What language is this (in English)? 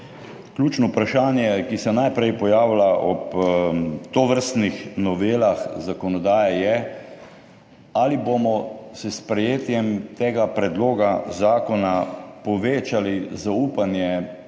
Slovenian